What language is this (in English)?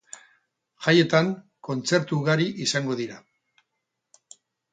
Basque